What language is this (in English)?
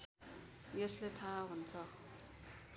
Nepali